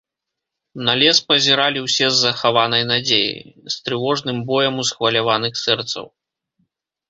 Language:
Belarusian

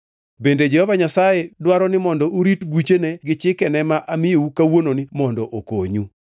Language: Luo (Kenya and Tanzania)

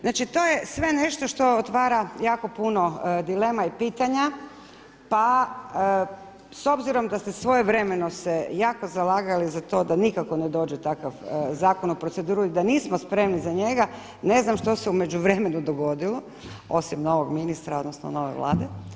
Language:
Croatian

